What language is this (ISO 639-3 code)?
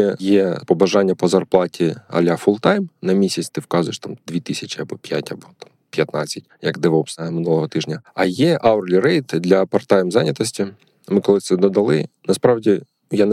ukr